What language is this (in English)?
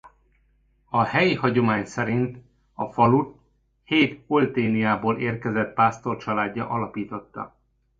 Hungarian